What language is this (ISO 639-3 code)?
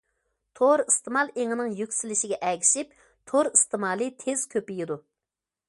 uig